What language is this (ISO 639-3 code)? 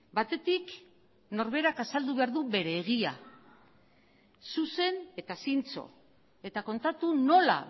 eus